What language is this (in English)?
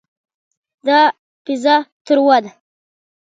Pashto